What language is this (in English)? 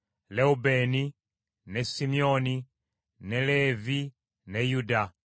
Ganda